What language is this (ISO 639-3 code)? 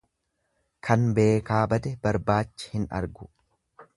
orm